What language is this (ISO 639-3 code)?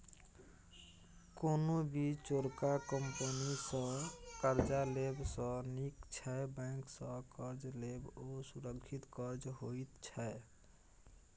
mai